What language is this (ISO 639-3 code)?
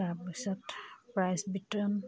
asm